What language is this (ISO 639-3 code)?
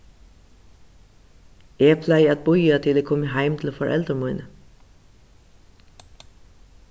fao